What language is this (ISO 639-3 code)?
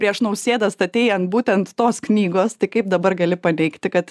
lit